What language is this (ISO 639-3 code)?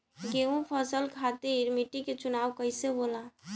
bho